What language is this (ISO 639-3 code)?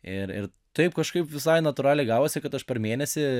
lit